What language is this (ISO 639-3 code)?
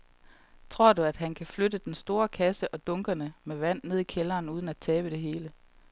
dan